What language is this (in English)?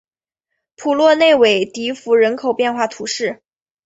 Chinese